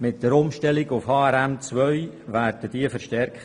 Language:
Swiss German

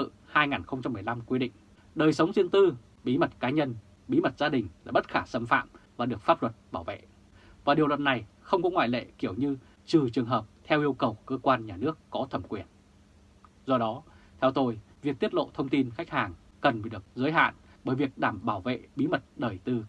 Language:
Vietnamese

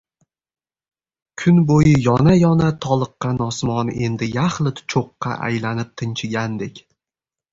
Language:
Uzbek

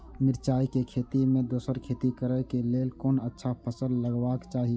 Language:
Maithili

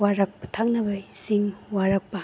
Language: Manipuri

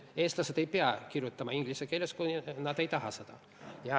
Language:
Estonian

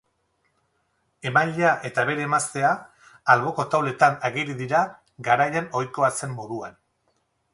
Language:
Basque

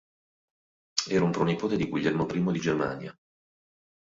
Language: Italian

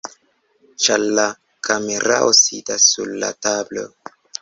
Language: Esperanto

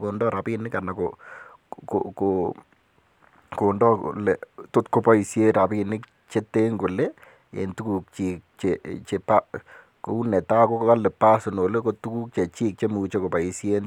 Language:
Kalenjin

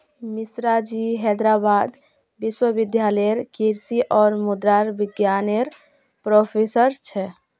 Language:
Magahi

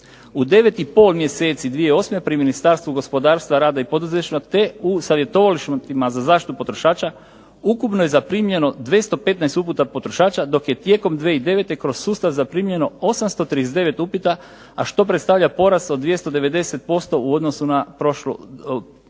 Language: Croatian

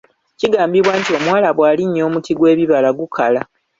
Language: Ganda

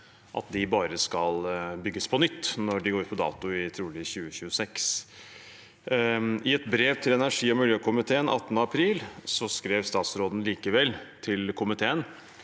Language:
Norwegian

